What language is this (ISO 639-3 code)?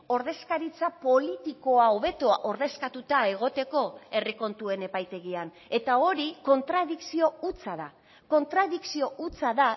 eus